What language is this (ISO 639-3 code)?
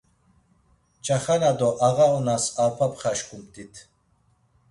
lzz